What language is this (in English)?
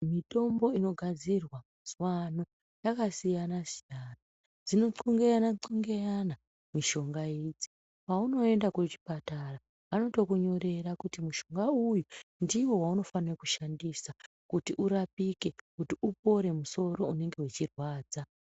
Ndau